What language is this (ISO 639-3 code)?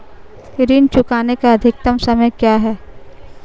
hin